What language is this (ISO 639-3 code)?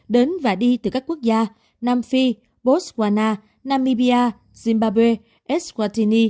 vie